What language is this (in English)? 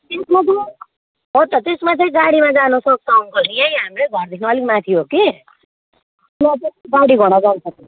Nepali